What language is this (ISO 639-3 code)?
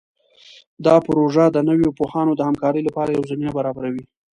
pus